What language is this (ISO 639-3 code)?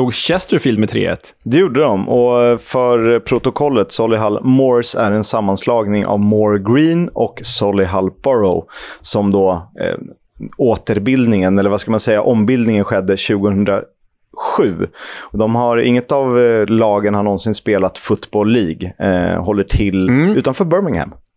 swe